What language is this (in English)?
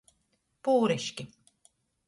Latgalian